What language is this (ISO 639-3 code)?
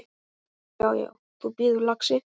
isl